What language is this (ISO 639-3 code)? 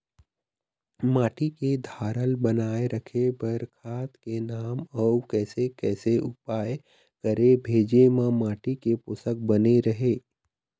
hne